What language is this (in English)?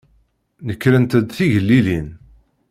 Kabyle